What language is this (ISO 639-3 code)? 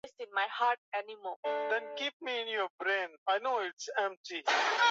swa